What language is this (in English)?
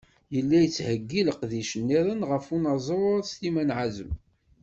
Kabyle